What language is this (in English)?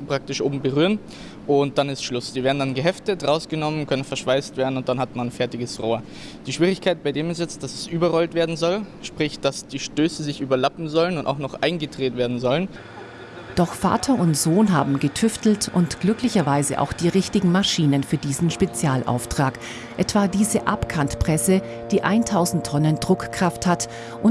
German